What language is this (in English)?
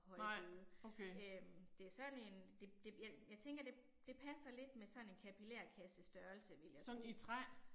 Danish